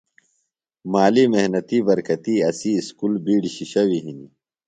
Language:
Phalura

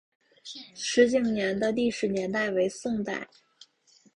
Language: Chinese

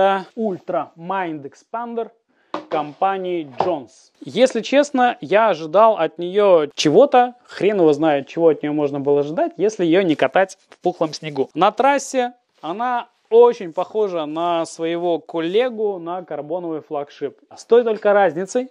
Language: Russian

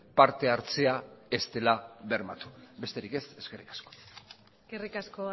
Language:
Basque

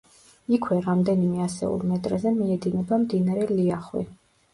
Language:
Georgian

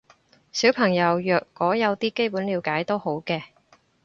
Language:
Cantonese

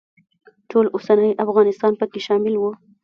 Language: Pashto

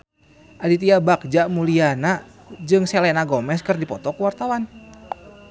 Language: Sundanese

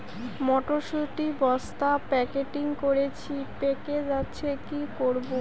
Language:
Bangla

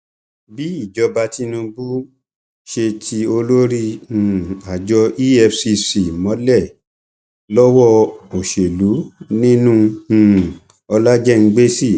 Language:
Yoruba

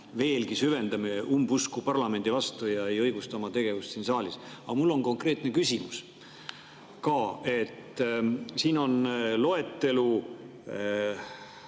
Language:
Estonian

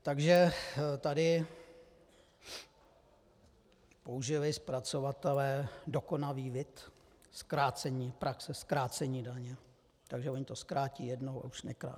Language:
Czech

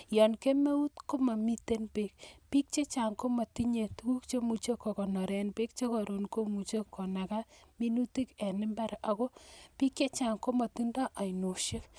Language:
Kalenjin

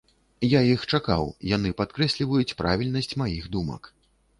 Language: Belarusian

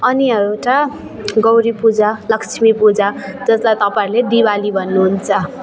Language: Nepali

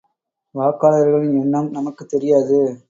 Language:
Tamil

